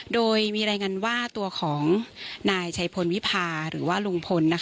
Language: Thai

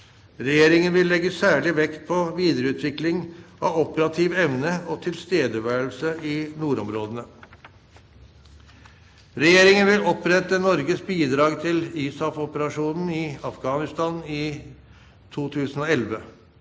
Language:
Norwegian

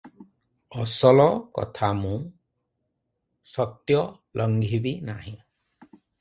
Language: Odia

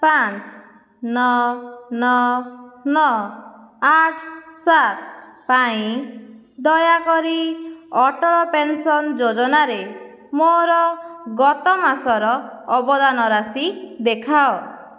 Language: Odia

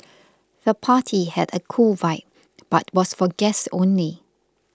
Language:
English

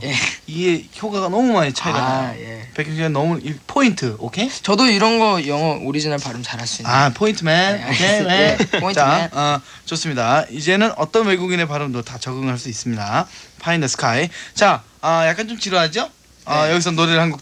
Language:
Korean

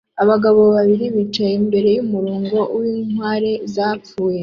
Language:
Kinyarwanda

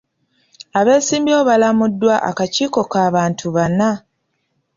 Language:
Ganda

